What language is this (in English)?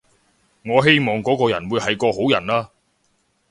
Cantonese